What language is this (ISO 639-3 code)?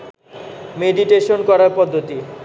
ben